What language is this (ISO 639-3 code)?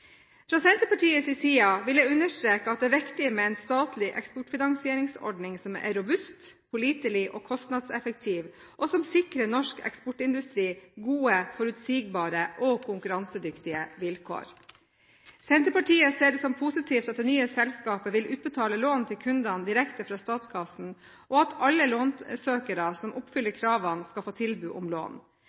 nob